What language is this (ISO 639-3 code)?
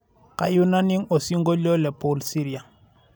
mas